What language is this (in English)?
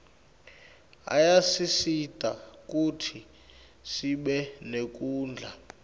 Swati